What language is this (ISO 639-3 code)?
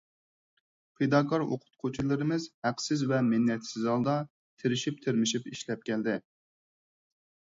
uig